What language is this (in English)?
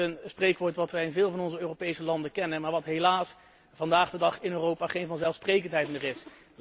Dutch